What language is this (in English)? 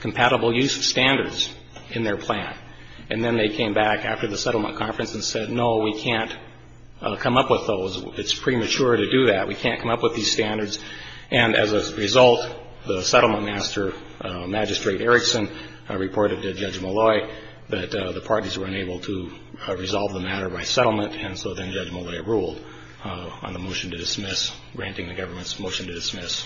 English